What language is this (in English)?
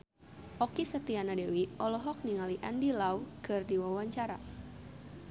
Sundanese